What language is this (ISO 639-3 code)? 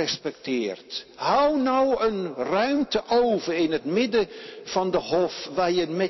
nld